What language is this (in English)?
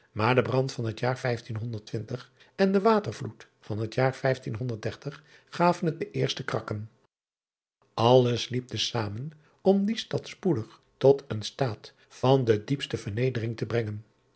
Dutch